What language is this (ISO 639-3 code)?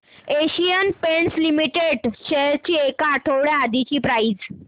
mar